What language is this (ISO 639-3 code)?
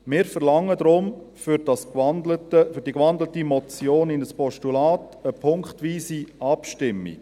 gsw